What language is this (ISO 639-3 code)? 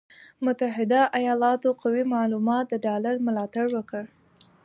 pus